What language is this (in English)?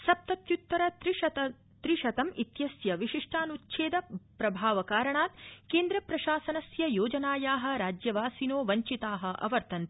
Sanskrit